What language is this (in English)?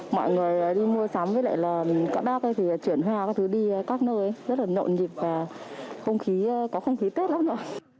Vietnamese